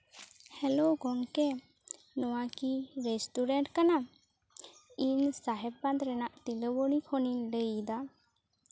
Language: Santali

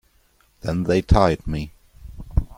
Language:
English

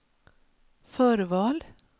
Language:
Swedish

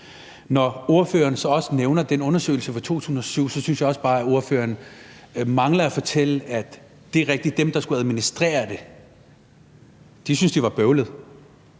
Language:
Danish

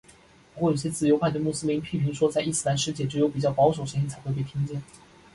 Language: Chinese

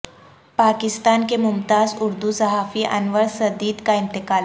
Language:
Urdu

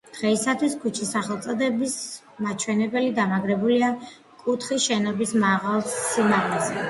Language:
Georgian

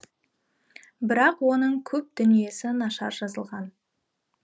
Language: Kazakh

